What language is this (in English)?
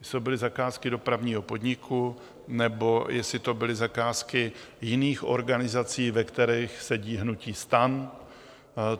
Czech